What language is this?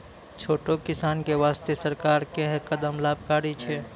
Maithili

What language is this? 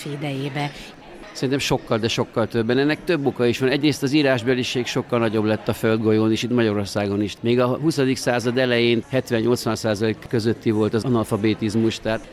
Hungarian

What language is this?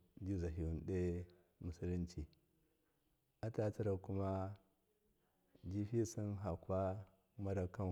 Miya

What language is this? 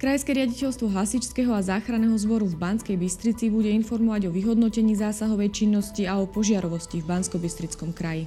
Slovak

